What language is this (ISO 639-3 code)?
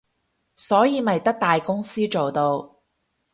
yue